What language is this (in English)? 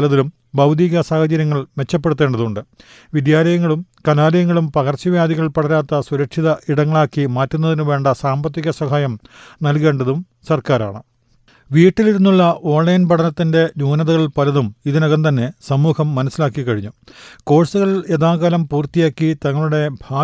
Malayalam